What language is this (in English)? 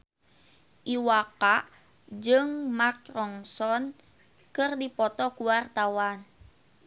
Sundanese